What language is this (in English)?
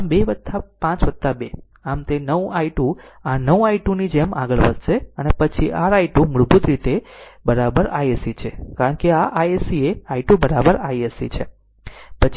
Gujarati